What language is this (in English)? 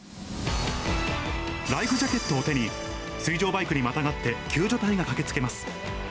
Japanese